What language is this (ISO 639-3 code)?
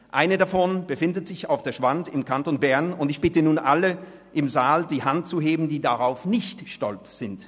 gsw